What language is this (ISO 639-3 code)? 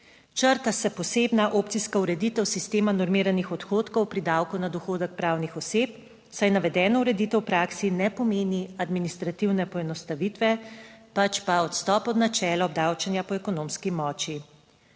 slv